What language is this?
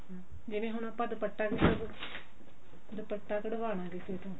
Punjabi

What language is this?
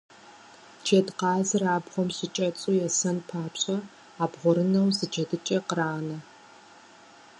Kabardian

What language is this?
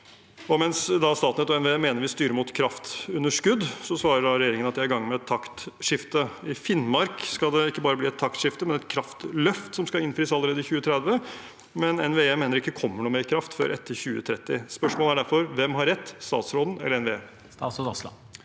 Norwegian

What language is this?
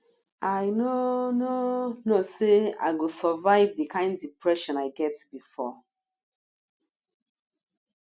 Nigerian Pidgin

